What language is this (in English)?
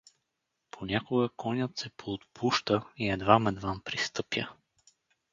Bulgarian